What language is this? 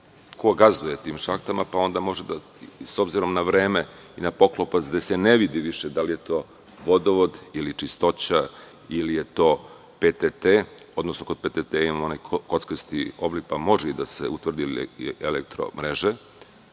Serbian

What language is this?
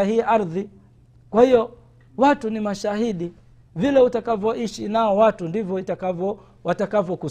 Swahili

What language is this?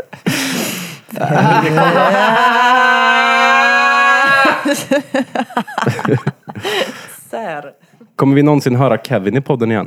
Swedish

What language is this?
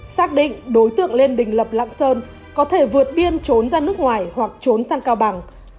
Vietnamese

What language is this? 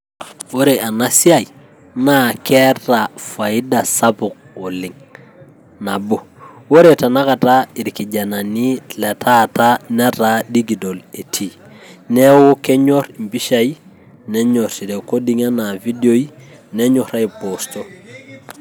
Masai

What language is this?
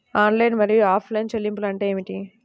Telugu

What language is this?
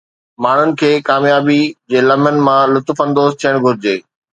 Sindhi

